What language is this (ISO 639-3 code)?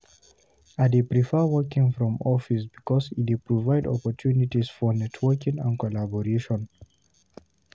pcm